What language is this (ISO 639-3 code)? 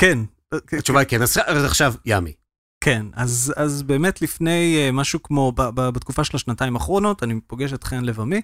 heb